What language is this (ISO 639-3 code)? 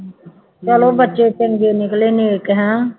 pan